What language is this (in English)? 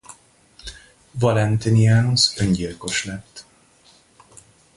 Hungarian